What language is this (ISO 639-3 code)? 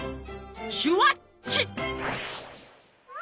jpn